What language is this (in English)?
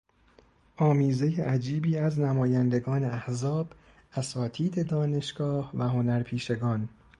Persian